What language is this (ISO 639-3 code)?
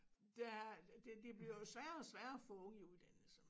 dan